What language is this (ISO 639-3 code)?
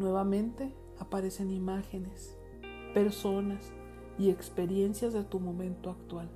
spa